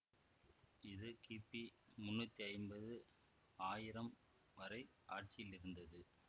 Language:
Tamil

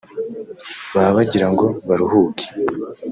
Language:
Kinyarwanda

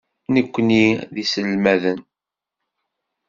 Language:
Kabyle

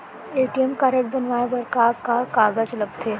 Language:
Chhattisgarhi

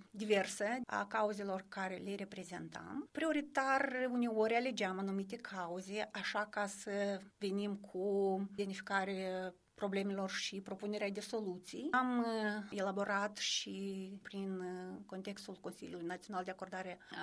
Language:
Romanian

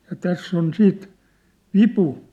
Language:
Finnish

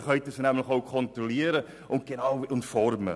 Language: Swiss German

